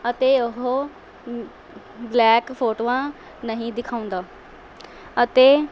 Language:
Punjabi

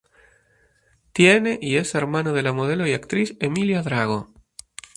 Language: Spanish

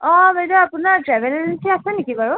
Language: Assamese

